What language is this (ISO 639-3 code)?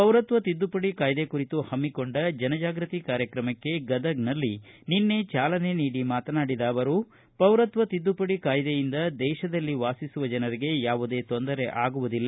kan